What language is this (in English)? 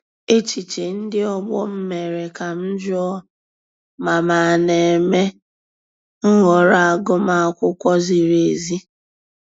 Igbo